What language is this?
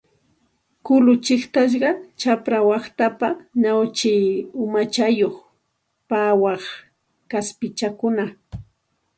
Santa Ana de Tusi Pasco Quechua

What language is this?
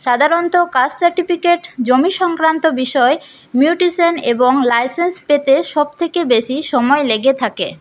Bangla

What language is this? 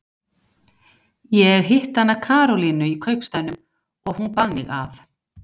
Icelandic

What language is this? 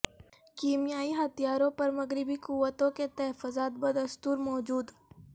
Urdu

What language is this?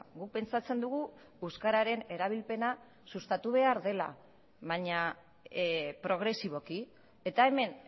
Basque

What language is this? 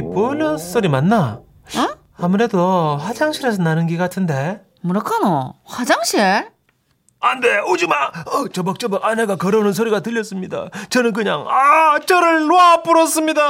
Korean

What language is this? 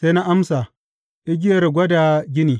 Hausa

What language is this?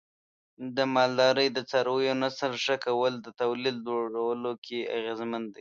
Pashto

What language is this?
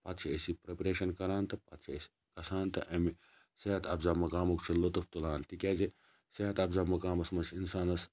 Kashmiri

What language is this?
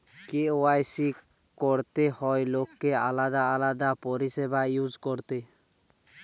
Bangla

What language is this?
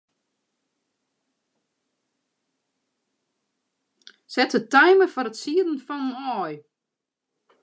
Western Frisian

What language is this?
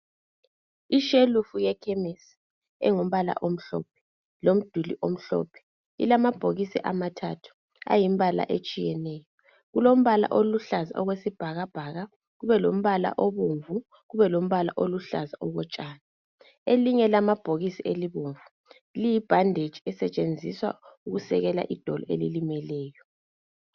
North Ndebele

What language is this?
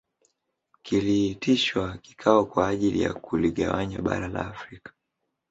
Swahili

